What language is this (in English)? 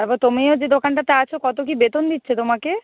Bangla